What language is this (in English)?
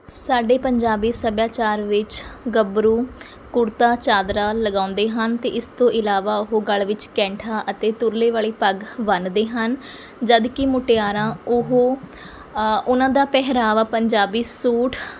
Punjabi